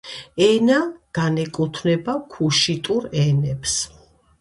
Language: Georgian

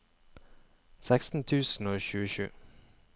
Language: Norwegian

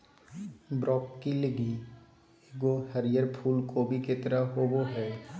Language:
Magahi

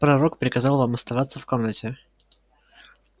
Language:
Russian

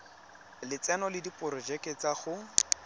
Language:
Tswana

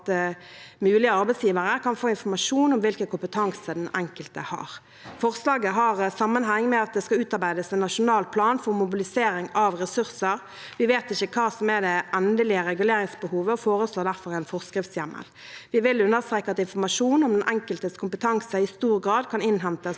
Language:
Norwegian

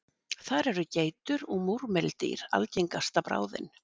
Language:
Icelandic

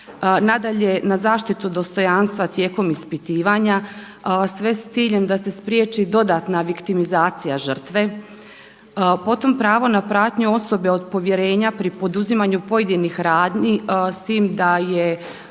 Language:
Croatian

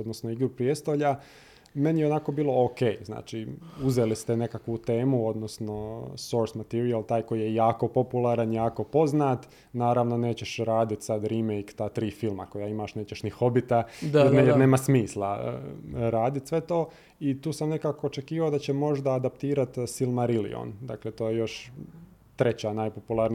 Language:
Croatian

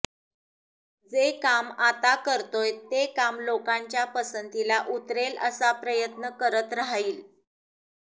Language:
Marathi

